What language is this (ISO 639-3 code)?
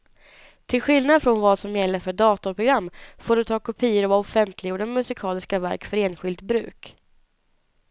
swe